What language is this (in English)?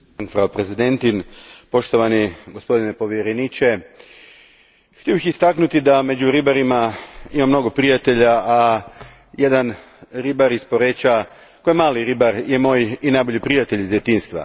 Croatian